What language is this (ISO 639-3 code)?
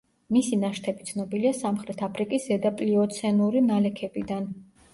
kat